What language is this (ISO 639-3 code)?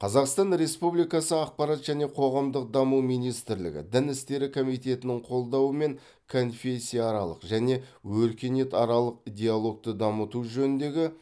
kaz